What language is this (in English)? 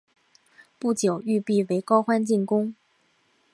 Chinese